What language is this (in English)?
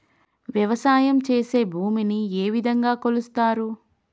Telugu